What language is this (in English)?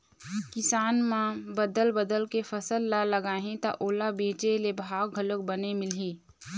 Chhattisgarhi